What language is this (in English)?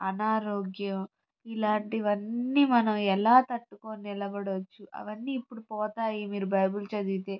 Telugu